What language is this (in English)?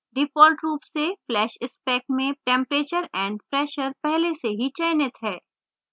Hindi